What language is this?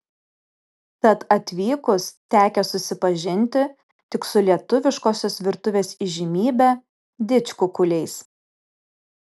Lithuanian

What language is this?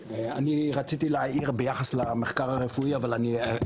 Hebrew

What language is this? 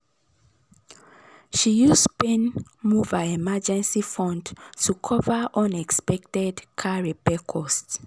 Nigerian Pidgin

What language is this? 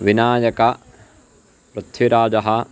Sanskrit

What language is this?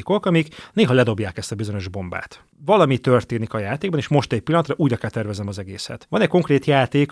Hungarian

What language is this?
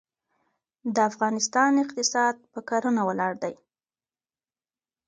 Pashto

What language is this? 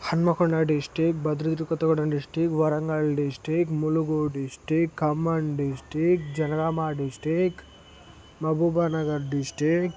Telugu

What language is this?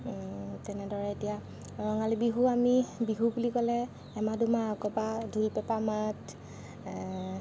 Assamese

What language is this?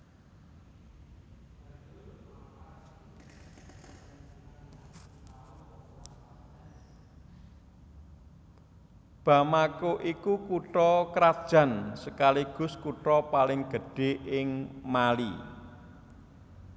Javanese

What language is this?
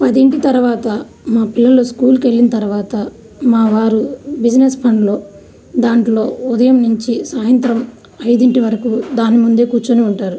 Telugu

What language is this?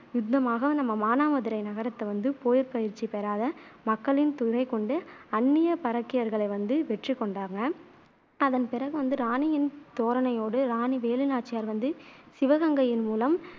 Tamil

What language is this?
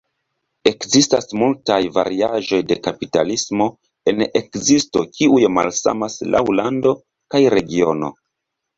Esperanto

